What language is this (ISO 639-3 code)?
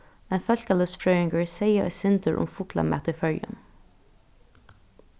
fao